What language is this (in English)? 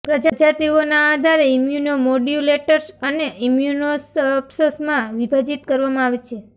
Gujarati